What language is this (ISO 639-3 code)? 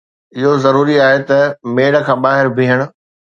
snd